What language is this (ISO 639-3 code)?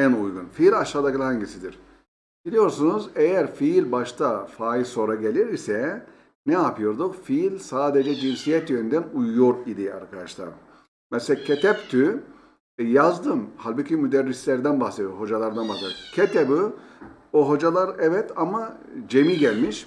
tur